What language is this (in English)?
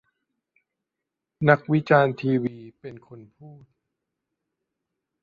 Thai